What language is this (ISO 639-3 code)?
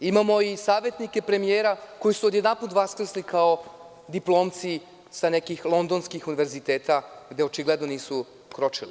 srp